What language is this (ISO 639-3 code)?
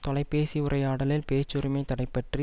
tam